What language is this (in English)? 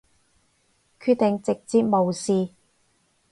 Cantonese